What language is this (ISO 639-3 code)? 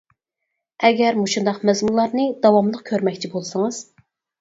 uig